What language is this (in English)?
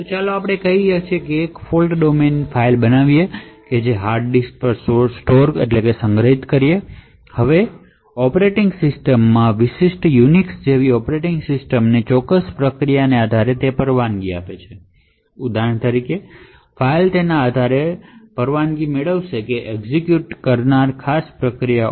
Gujarati